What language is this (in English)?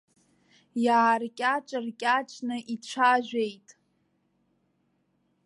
Abkhazian